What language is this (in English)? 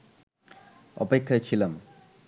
Bangla